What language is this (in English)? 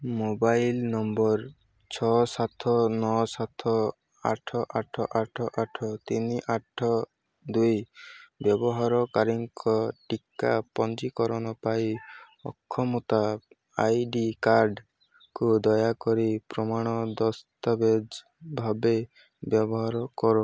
Odia